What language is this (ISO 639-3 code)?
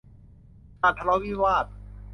tha